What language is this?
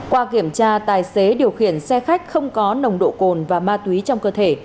Vietnamese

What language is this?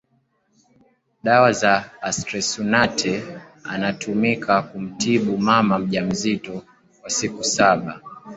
Swahili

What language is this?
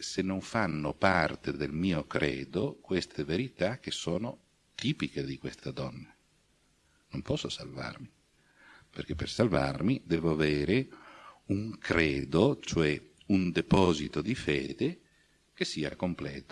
Italian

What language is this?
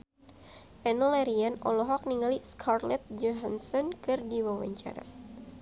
Sundanese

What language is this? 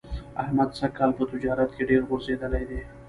Pashto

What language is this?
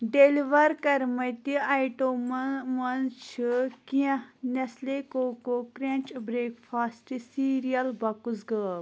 Kashmiri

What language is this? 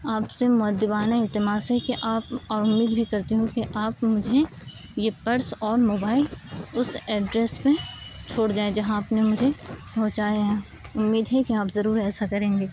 Urdu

